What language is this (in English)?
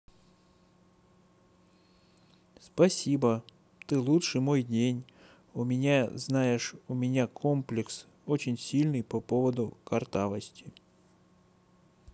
Russian